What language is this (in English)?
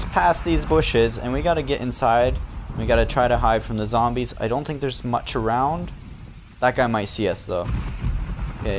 English